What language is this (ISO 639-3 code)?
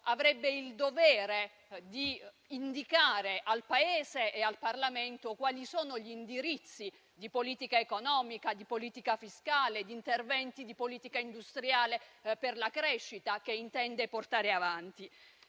ita